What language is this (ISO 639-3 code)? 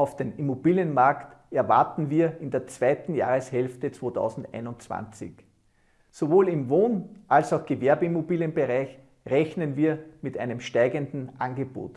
deu